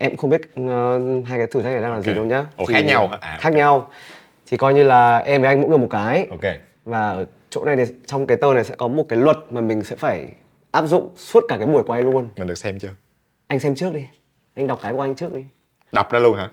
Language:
Vietnamese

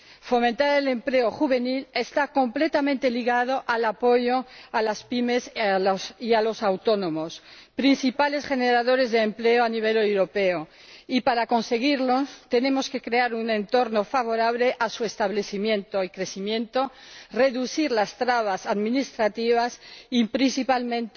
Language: Spanish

